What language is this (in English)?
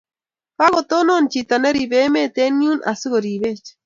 Kalenjin